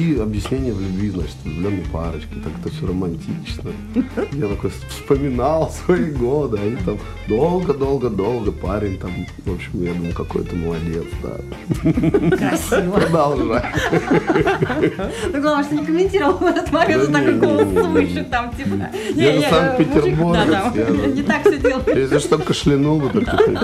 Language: Russian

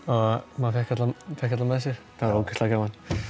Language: Icelandic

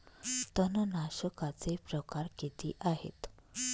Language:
Marathi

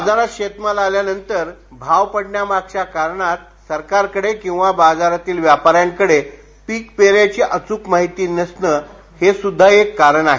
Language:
Marathi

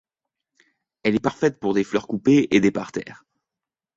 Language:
French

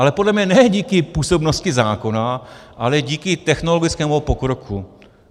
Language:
Czech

